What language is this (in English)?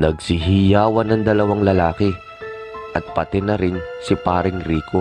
Filipino